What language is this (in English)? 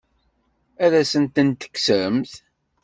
Kabyle